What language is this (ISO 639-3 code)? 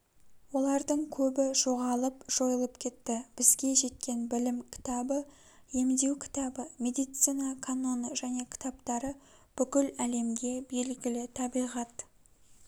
kaz